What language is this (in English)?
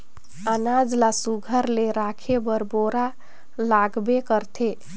Chhattisgarhi